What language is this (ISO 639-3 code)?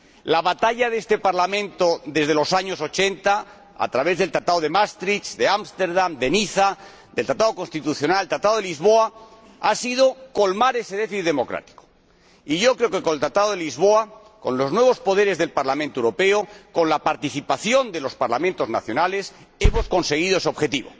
spa